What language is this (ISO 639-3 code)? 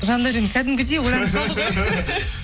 kaz